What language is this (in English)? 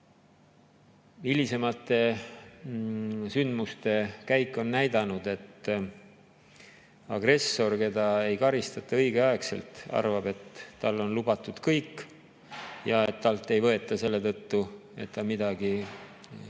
Estonian